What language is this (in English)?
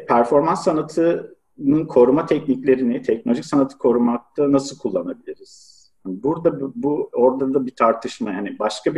Turkish